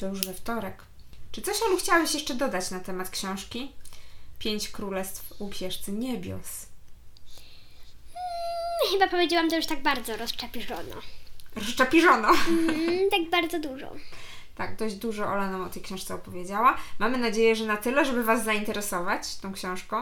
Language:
Polish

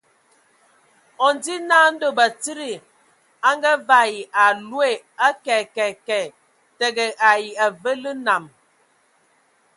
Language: Ewondo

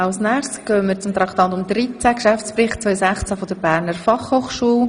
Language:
Swiss German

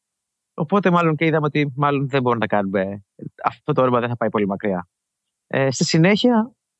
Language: Greek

